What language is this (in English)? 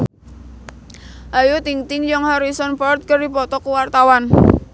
Sundanese